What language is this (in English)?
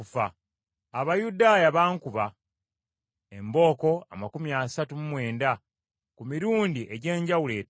Ganda